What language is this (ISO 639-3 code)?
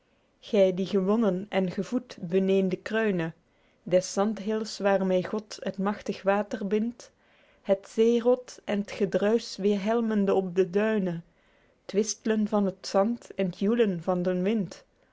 nld